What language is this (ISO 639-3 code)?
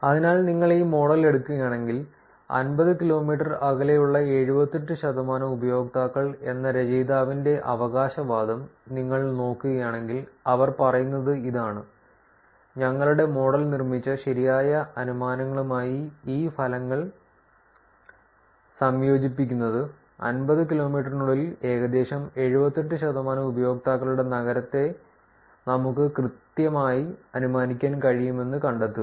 mal